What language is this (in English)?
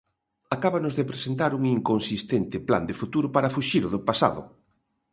Galician